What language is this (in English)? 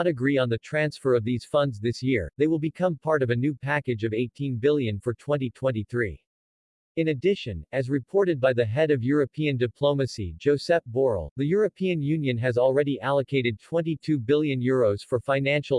English